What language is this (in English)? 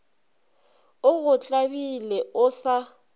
Northern Sotho